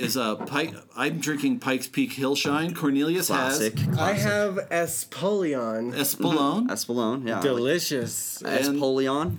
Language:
English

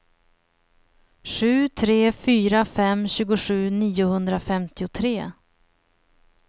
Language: Swedish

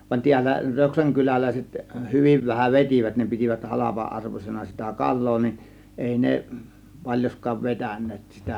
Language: Finnish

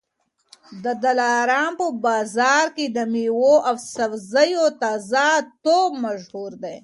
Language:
Pashto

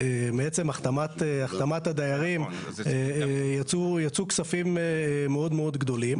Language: Hebrew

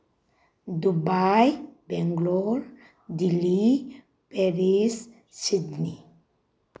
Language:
Manipuri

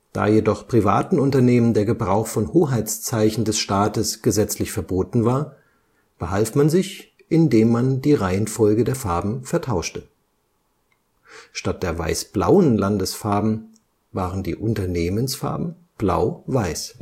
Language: German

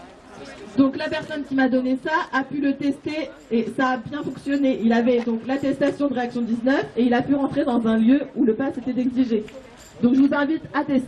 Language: French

